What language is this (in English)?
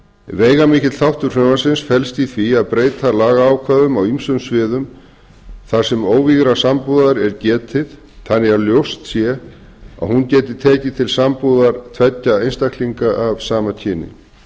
Icelandic